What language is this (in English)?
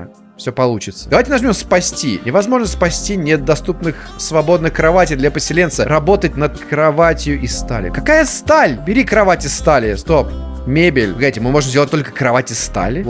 Russian